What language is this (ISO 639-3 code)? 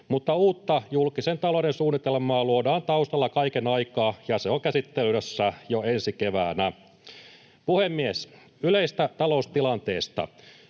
fin